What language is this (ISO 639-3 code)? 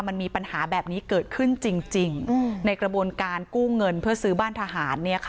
tha